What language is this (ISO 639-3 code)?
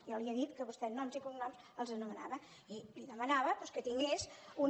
cat